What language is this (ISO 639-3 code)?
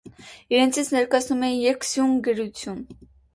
hye